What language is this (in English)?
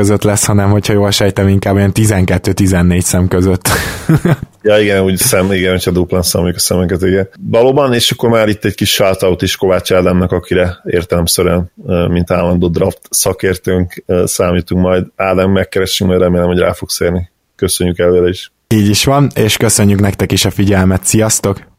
Hungarian